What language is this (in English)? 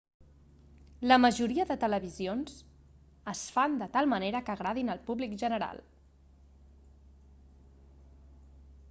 Catalan